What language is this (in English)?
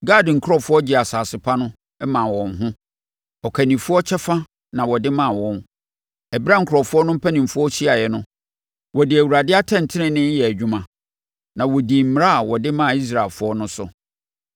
Akan